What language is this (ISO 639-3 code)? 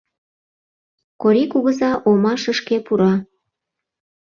chm